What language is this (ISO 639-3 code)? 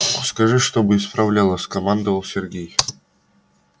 rus